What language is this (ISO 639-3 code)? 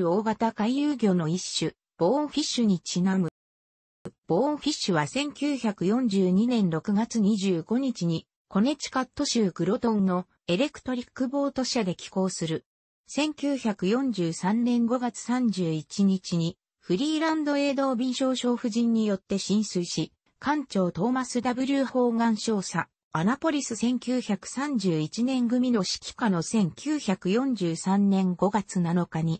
jpn